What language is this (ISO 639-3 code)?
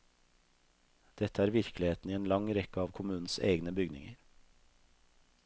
nor